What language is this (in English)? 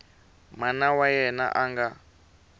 Tsonga